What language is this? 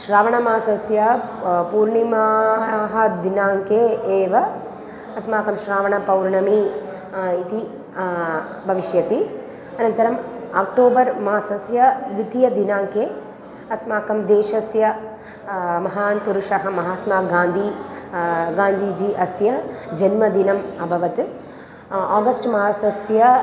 Sanskrit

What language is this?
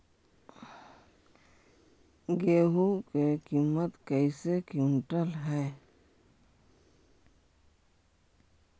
Magahi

